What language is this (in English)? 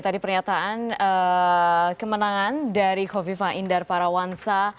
Indonesian